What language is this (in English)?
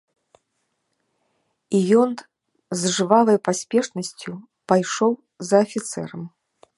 Belarusian